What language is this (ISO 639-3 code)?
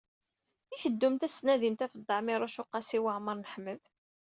kab